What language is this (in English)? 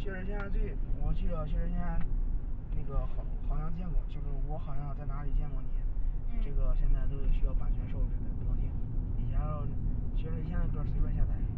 Chinese